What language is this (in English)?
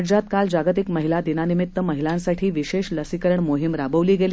Marathi